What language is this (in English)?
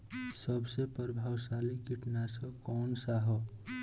Bhojpuri